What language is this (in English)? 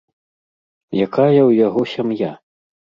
Belarusian